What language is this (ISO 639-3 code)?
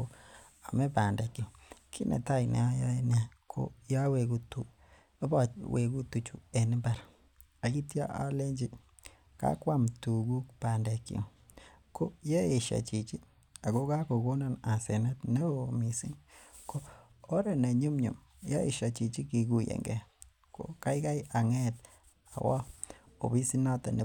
kln